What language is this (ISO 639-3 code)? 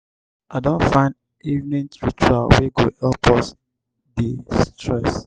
pcm